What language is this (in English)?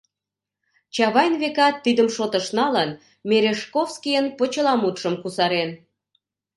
Mari